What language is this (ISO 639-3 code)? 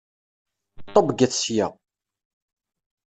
kab